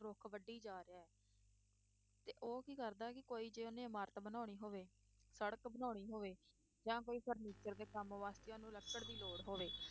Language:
Punjabi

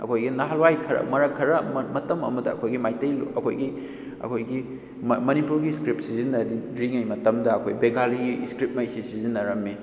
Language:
Manipuri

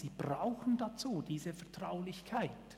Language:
Swiss German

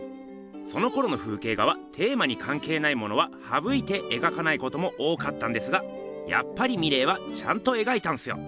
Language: Japanese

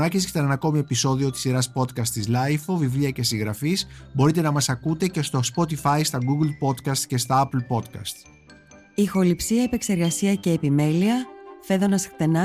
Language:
Greek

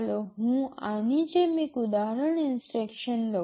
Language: Gujarati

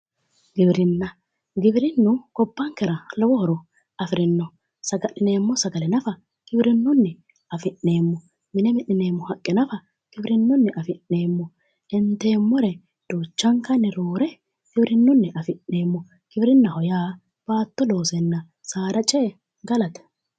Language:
Sidamo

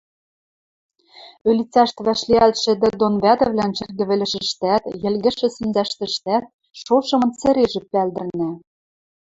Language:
Western Mari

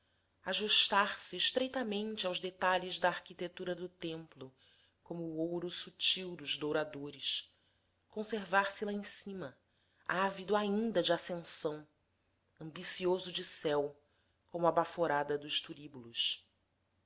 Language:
Portuguese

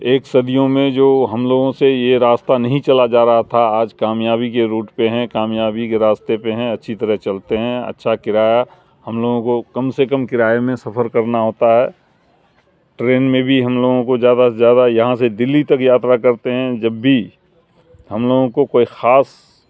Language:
Urdu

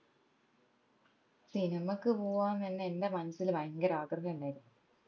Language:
Malayalam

